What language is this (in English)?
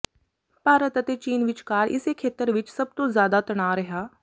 Punjabi